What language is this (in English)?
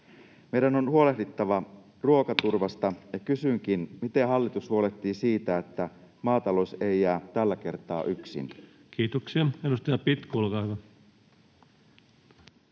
Finnish